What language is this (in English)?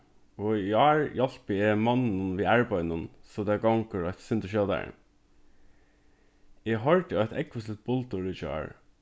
Faroese